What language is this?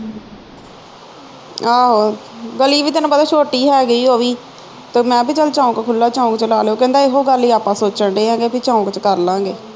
Punjabi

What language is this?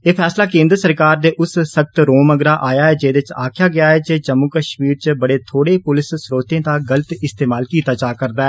Dogri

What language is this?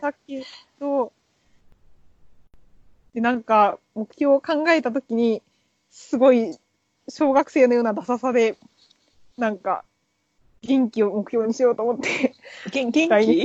Japanese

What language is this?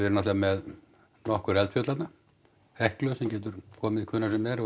Icelandic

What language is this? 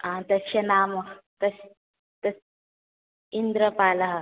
Sanskrit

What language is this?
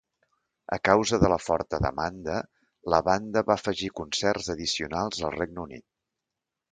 Catalan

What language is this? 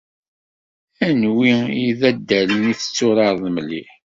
Kabyle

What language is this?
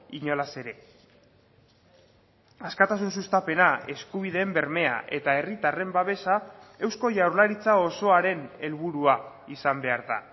Basque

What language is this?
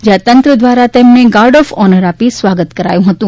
Gujarati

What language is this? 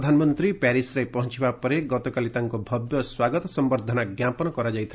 Odia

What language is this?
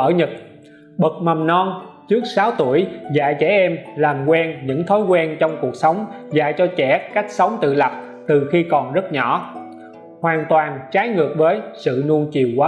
Vietnamese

